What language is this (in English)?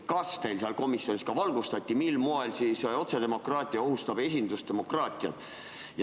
Estonian